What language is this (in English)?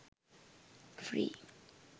Sinhala